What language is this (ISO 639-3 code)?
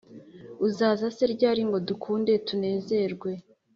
kin